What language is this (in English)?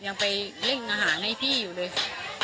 Thai